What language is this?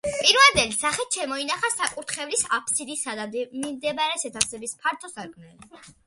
Georgian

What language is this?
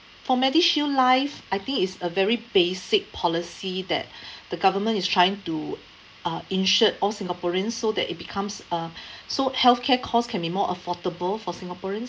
English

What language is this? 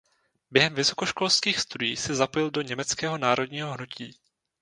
Czech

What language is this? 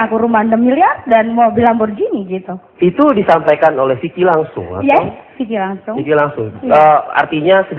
Indonesian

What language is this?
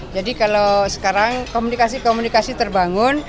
Indonesian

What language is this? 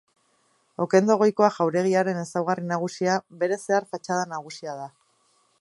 Basque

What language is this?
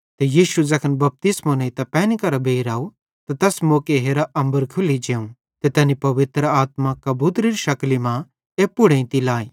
Bhadrawahi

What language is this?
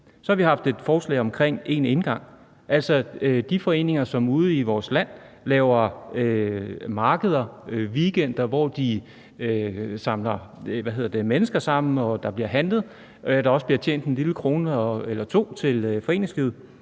Danish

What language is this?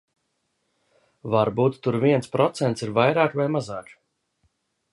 Latvian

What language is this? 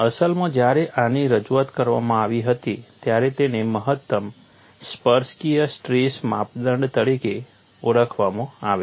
Gujarati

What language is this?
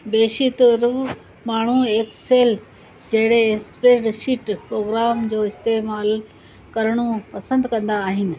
Sindhi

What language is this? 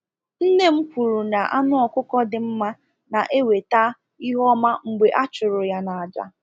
Igbo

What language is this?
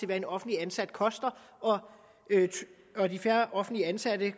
Danish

